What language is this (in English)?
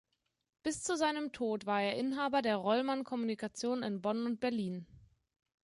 German